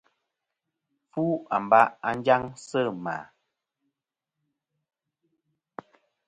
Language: Kom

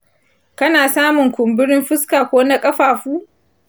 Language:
Hausa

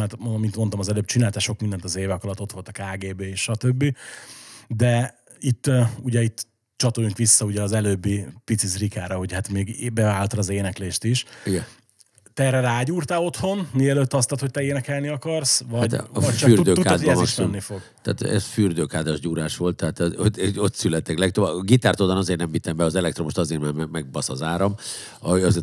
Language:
Hungarian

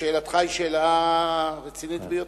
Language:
Hebrew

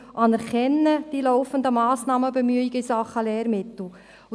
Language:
Swiss German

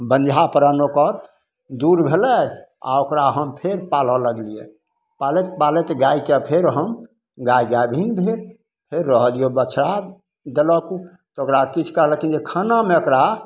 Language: Maithili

